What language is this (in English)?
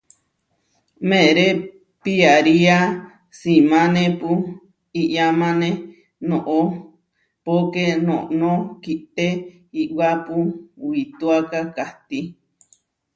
Huarijio